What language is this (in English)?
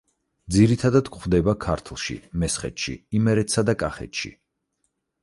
Georgian